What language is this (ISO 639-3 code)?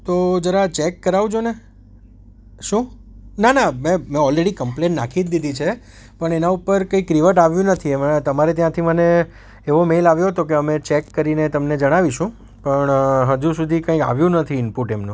guj